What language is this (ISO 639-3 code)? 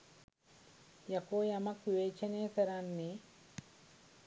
sin